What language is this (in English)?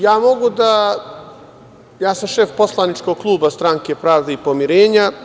Serbian